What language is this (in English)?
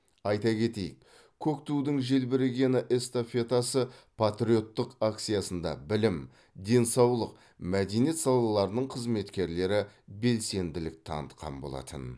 Kazakh